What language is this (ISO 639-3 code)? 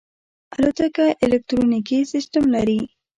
pus